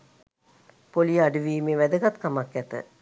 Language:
Sinhala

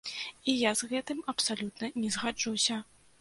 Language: Belarusian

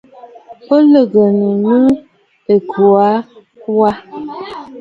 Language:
Bafut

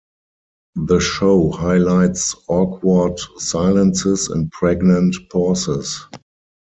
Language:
English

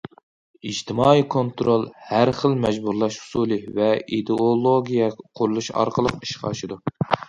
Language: Uyghur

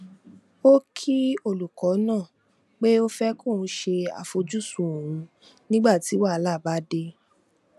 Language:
Yoruba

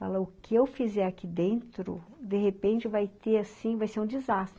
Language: Portuguese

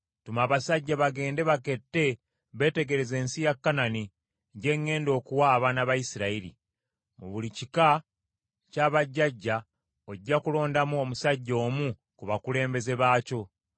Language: Ganda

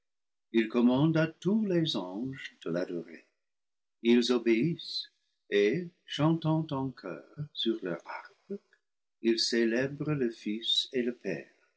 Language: French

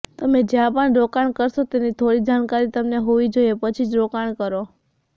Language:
Gujarati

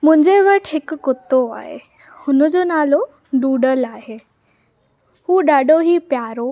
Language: Sindhi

